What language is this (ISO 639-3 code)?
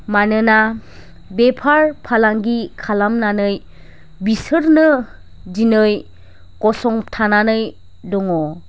brx